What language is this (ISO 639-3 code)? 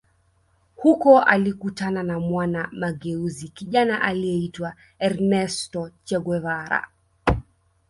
swa